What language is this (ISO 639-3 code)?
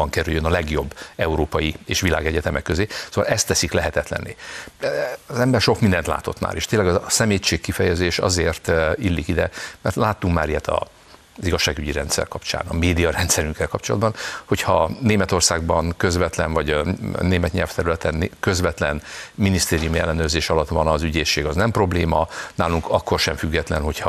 hun